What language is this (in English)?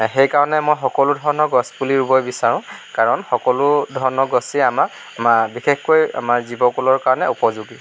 Assamese